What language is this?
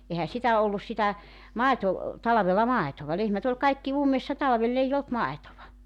Finnish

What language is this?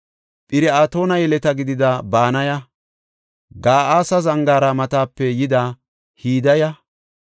Gofa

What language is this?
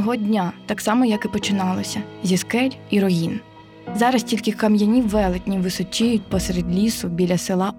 Ukrainian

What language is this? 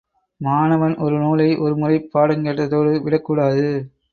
Tamil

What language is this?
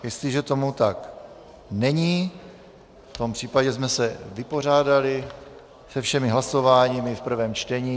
Czech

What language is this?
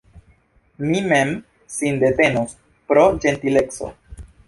Esperanto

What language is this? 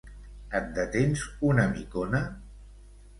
Catalan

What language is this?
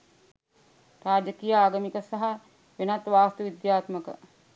Sinhala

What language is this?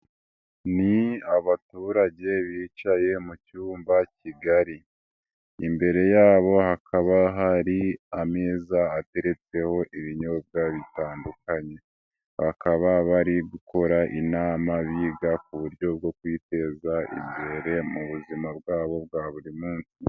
Kinyarwanda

